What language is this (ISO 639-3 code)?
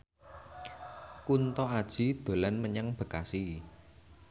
jav